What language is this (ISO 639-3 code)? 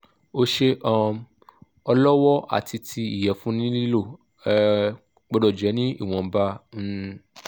yor